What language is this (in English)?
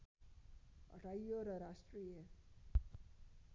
Nepali